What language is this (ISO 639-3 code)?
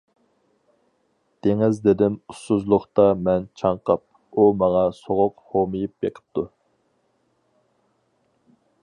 uig